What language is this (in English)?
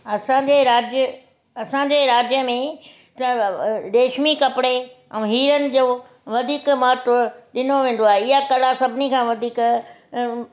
Sindhi